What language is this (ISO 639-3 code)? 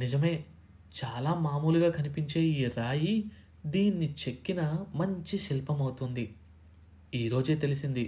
tel